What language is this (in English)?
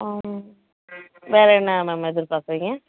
Tamil